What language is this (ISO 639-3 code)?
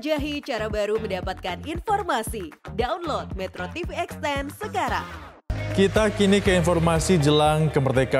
ind